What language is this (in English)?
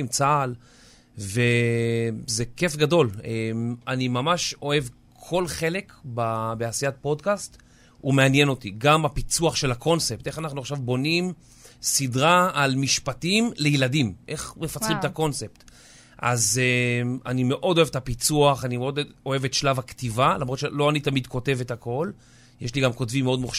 Hebrew